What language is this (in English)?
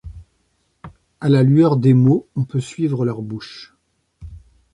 French